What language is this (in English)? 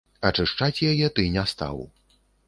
Belarusian